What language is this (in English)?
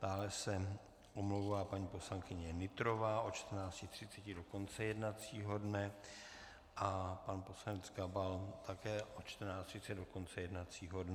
Czech